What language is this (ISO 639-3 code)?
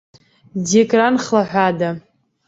abk